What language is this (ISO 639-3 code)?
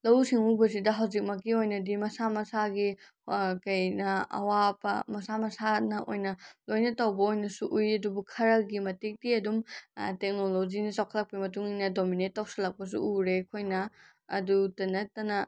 mni